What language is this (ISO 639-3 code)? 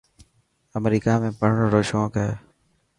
mki